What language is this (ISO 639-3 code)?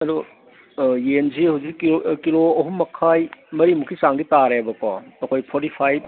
mni